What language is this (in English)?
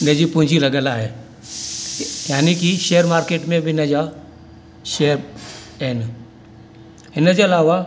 Sindhi